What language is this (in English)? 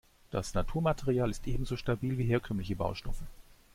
German